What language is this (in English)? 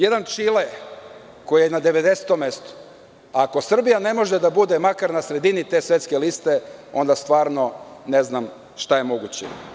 Serbian